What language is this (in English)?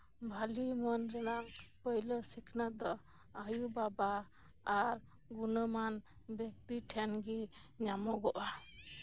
Santali